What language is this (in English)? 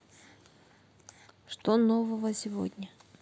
Russian